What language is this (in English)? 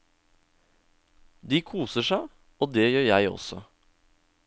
Norwegian